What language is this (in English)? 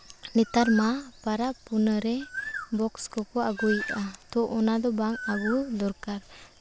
Santali